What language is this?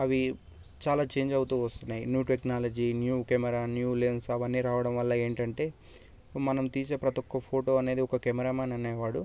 Telugu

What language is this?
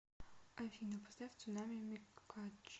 Russian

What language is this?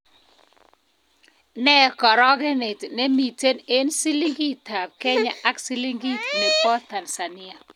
Kalenjin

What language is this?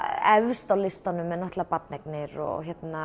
Icelandic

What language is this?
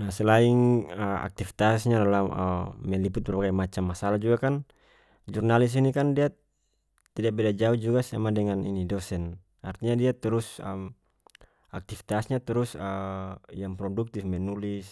North Moluccan Malay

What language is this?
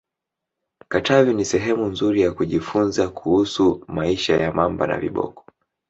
Swahili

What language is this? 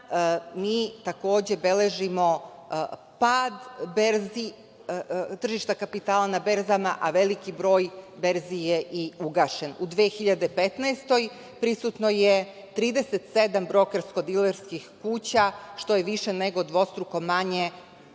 Serbian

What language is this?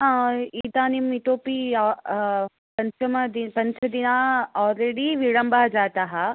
Sanskrit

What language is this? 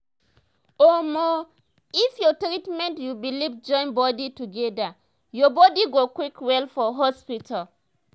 Nigerian Pidgin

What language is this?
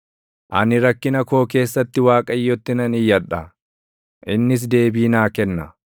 Oromo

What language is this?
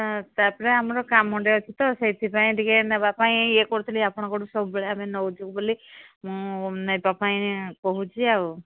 Odia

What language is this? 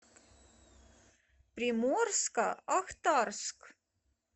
Russian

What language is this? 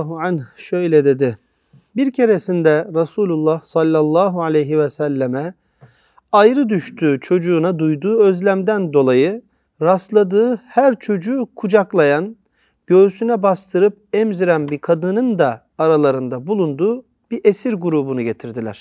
Turkish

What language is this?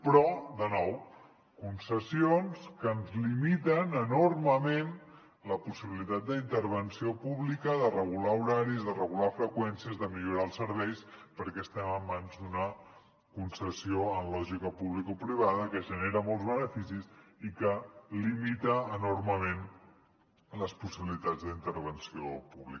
Catalan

